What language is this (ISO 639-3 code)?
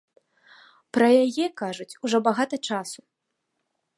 bel